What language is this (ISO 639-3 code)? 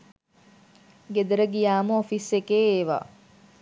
sin